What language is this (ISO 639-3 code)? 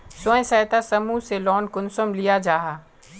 mag